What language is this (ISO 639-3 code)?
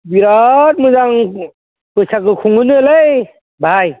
brx